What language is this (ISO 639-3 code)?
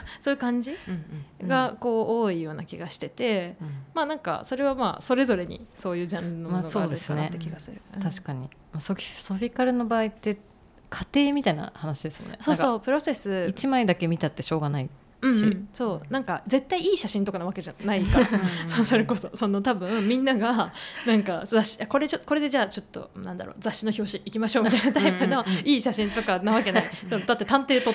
jpn